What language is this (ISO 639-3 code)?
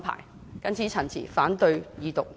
yue